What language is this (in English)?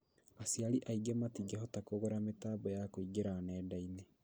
Kikuyu